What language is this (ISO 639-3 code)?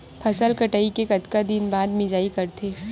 hne